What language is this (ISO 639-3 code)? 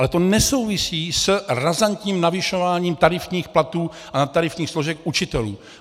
ces